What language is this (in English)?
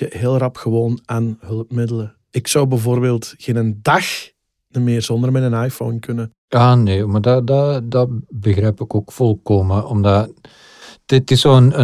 Dutch